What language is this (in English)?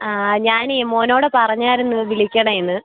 Malayalam